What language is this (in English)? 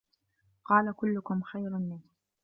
Arabic